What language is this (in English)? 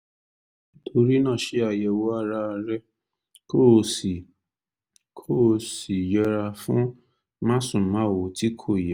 Yoruba